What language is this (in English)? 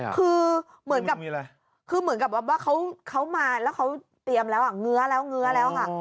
Thai